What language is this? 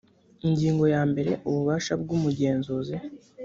Kinyarwanda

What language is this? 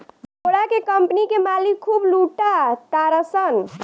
Bhojpuri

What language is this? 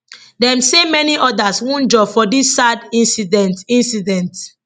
Nigerian Pidgin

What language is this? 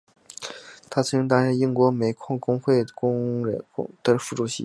Chinese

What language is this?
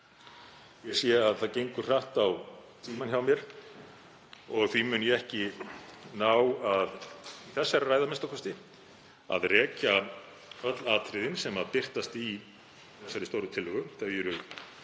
Icelandic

